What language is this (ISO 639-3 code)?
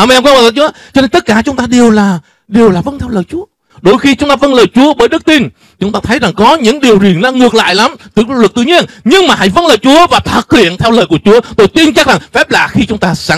vie